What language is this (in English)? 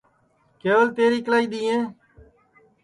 Sansi